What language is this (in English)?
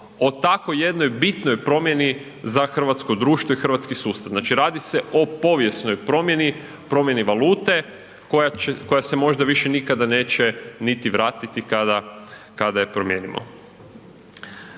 Croatian